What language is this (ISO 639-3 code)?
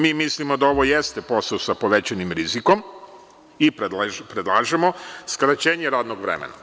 srp